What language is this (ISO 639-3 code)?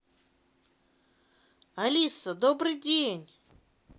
rus